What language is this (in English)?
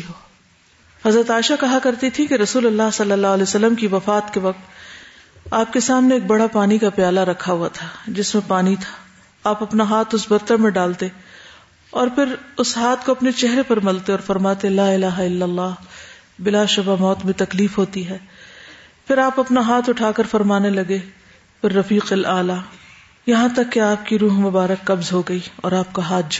Urdu